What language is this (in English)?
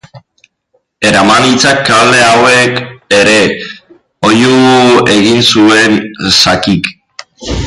Basque